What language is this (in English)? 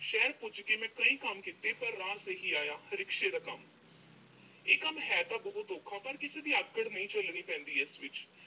Punjabi